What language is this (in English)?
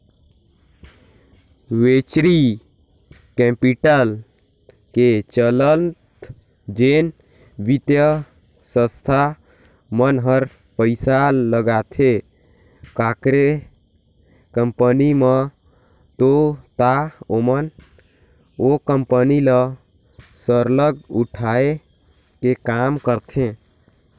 Chhattisgarhi